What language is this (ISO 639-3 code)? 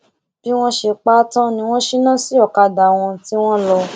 yor